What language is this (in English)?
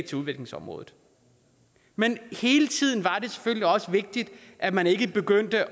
Danish